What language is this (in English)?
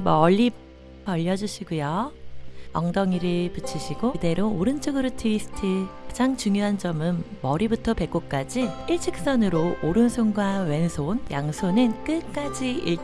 Korean